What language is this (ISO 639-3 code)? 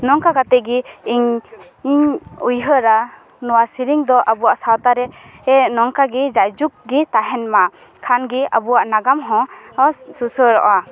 sat